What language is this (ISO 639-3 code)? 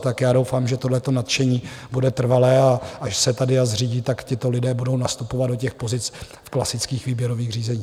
ces